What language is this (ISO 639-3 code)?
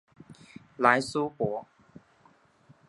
zho